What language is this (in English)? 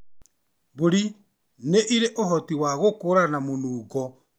Kikuyu